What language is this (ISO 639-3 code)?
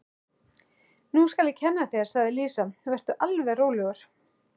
isl